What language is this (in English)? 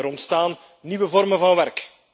Dutch